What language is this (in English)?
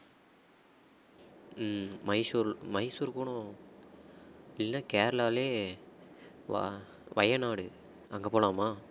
Tamil